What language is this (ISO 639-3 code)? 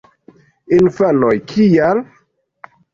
epo